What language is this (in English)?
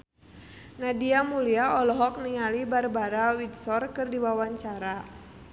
Sundanese